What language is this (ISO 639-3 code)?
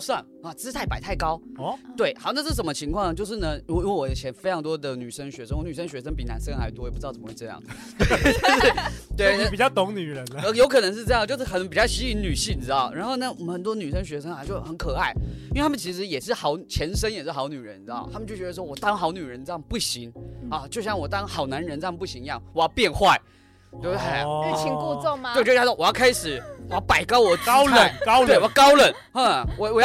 zho